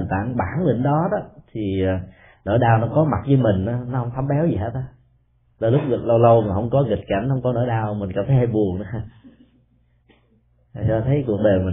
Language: Vietnamese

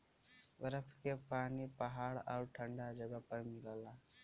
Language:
Bhojpuri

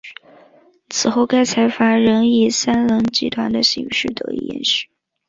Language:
Chinese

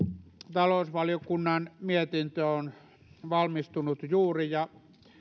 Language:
Finnish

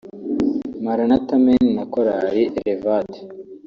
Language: Kinyarwanda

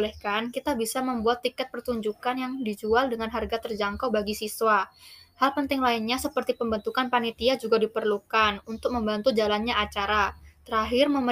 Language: Indonesian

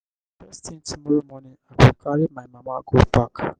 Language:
Nigerian Pidgin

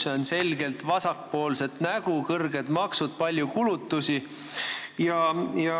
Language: Estonian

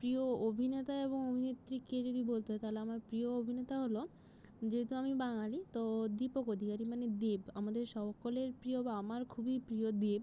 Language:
Bangla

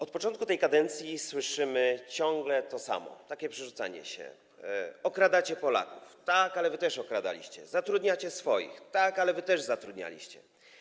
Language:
Polish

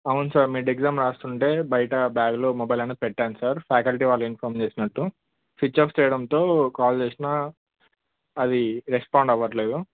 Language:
Telugu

